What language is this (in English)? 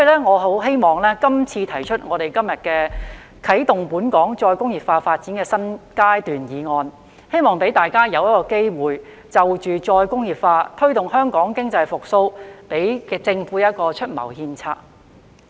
Cantonese